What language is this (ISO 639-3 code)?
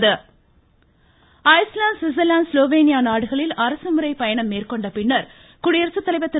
tam